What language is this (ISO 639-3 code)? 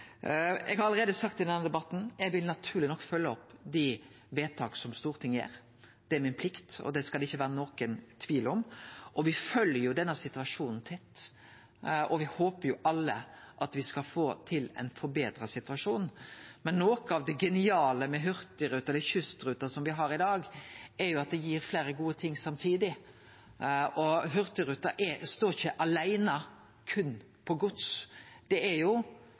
nno